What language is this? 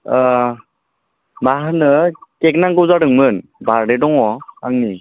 Bodo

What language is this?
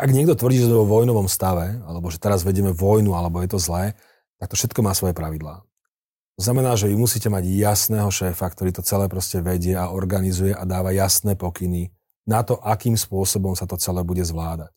Slovak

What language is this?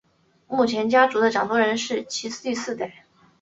Chinese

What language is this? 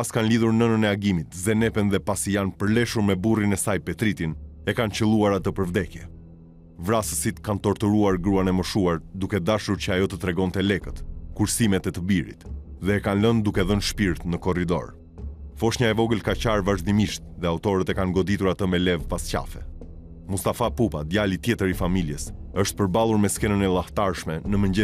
Romanian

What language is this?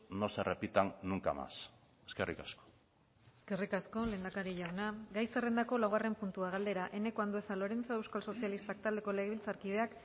Basque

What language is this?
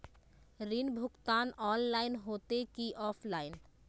Magahi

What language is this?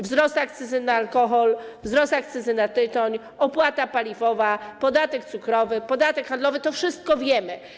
Polish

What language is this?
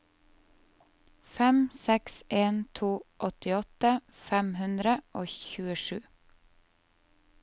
Norwegian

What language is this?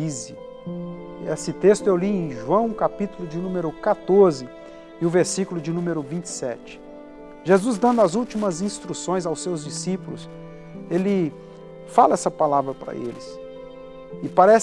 Portuguese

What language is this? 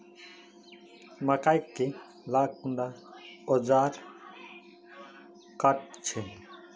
Magahi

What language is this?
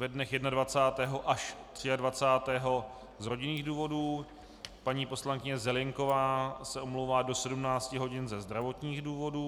Czech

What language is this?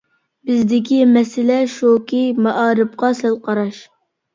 Uyghur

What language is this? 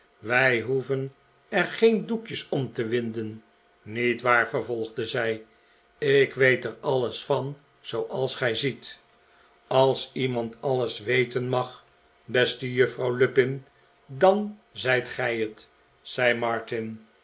Dutch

